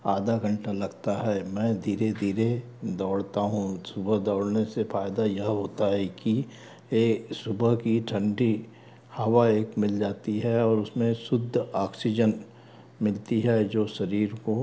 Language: Hindi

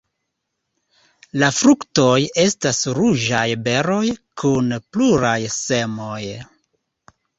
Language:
Esperanto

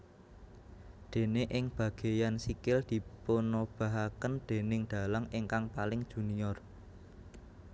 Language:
Javanese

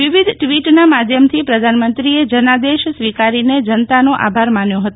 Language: Gujarati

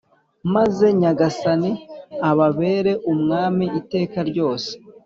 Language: Kinyarwanda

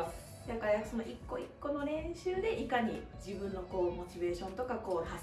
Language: Japanese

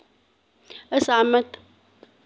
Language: Dogri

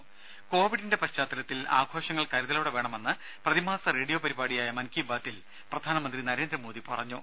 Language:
Malayalam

